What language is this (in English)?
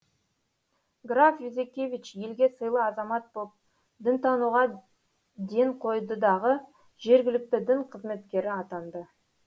Kazakh